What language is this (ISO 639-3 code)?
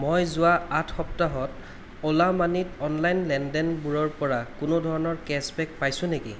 asm